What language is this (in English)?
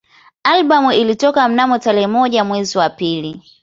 Swahili